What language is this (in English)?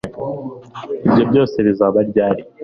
Kinyarwanda